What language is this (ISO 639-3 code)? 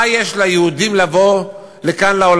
heb